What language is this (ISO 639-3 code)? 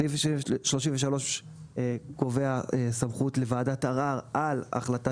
heb